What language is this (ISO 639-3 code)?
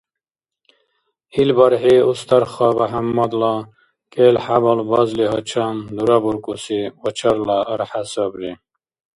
dar